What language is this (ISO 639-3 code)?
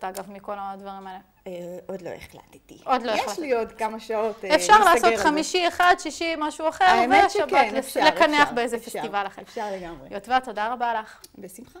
heb